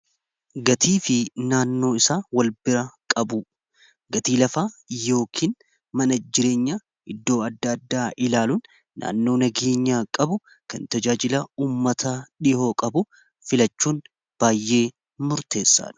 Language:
Oromo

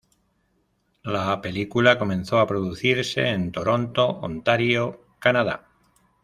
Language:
Spanish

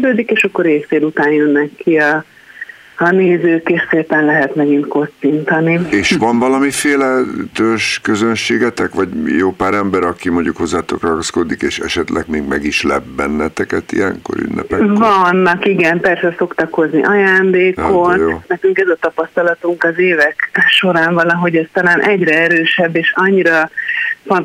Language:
Hungarian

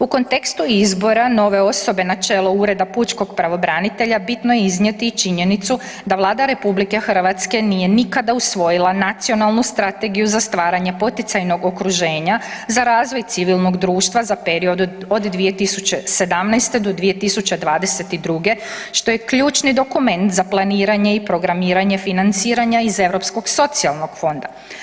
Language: Croatian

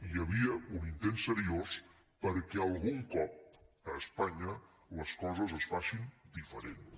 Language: Catalan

